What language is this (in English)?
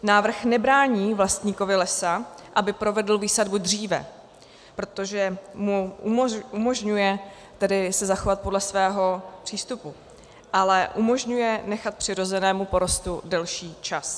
Czech